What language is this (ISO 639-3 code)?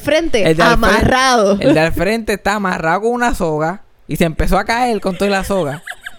spa